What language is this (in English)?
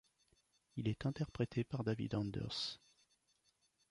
French